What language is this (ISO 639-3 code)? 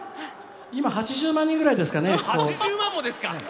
jpn